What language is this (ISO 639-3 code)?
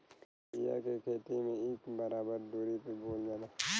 bho